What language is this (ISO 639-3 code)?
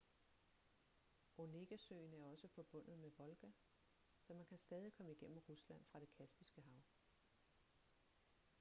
dan